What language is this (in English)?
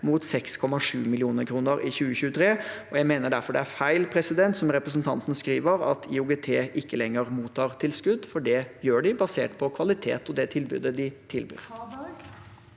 Norwegian